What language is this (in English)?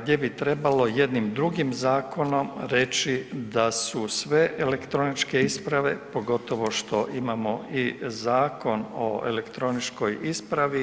Croatian